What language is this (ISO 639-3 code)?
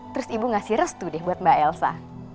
ind